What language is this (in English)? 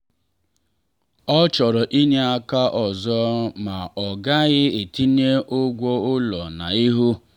Igbo